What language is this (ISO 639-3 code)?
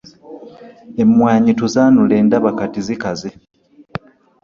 lug